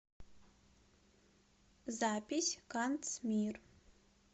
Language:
Russian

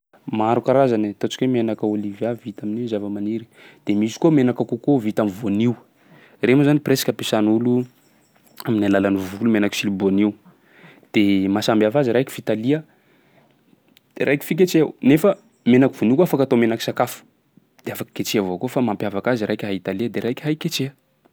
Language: Sakalava Malagasy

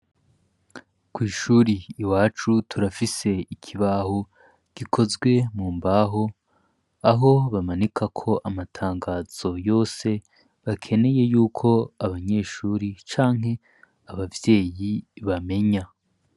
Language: Rundi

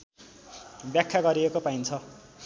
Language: Nepali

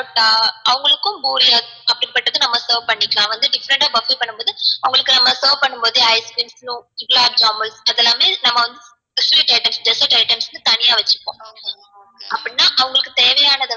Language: Tamil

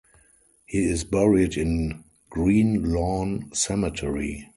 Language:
English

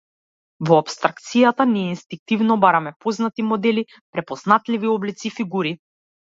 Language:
Macedonian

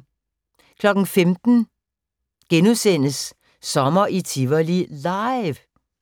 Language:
Danish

